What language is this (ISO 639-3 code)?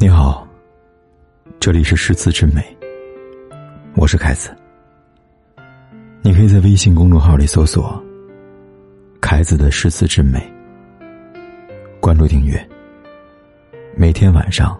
zho